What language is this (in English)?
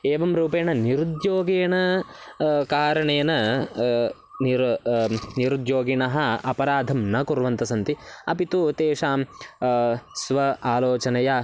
Sanskrit